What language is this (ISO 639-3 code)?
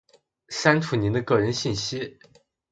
zho